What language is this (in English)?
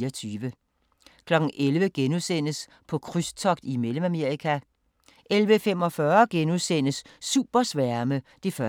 Danish